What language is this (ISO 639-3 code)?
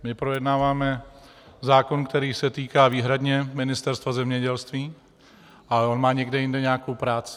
ces